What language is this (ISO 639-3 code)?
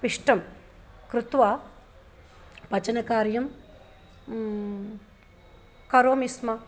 san